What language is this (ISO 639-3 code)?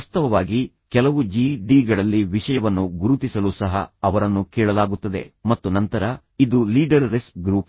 kan